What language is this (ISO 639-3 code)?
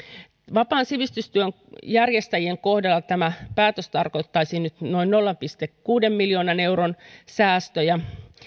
fin